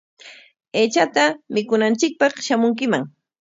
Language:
Corongo Ancash Quechua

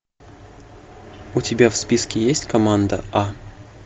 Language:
Russian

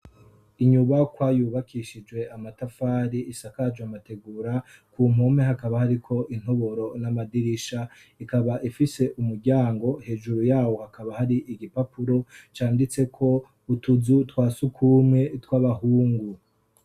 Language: Rundi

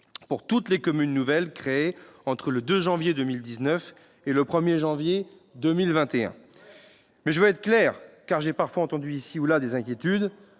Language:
French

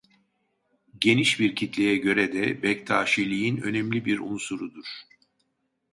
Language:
Turkish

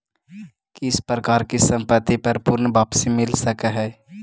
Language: Magahi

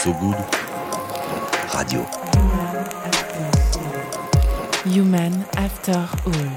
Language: French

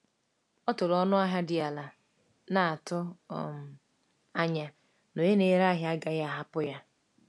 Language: Igbo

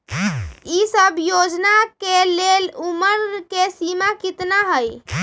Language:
Magahi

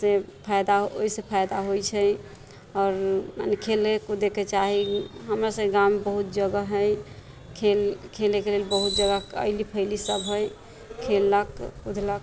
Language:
Maithili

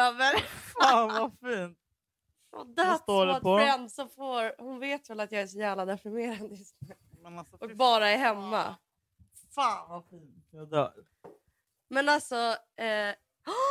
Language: Swedish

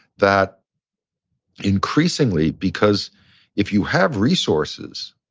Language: English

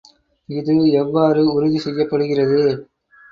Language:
Tamil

